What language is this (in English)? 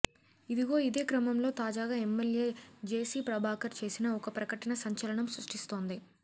Telugu